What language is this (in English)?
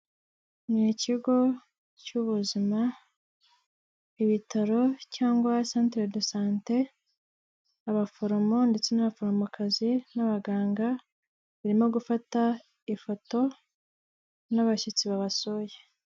Kinyarwanda